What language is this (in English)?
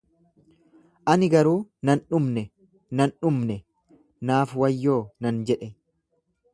Oromo